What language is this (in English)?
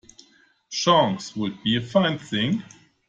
English